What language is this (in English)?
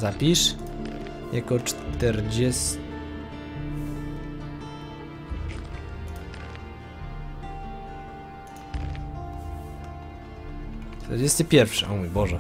Polish